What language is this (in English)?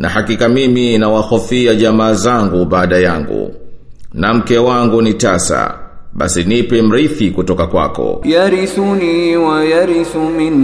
Swahili